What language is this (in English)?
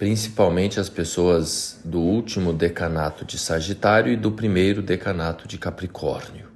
Portuguese